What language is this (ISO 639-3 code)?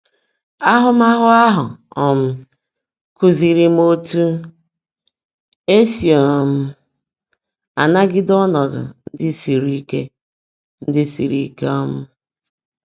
ibo